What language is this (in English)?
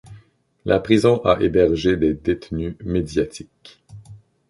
French